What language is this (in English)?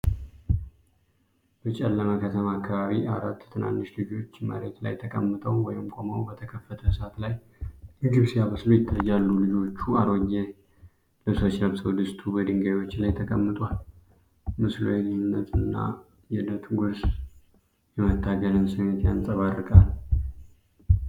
Amharic